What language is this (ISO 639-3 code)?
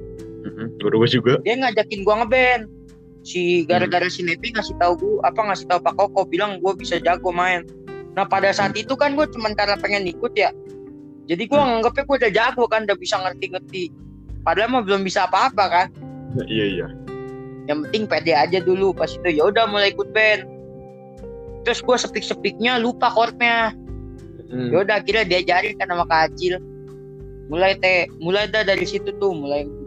ind